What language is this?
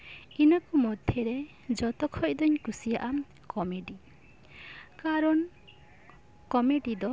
Santali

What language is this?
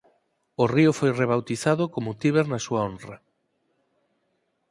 Galician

